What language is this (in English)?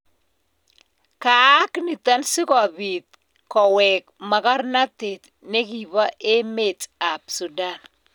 Kalenjin